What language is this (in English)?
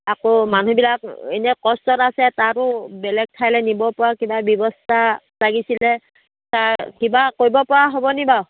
Assamese